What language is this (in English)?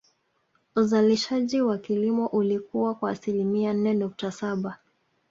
Swahili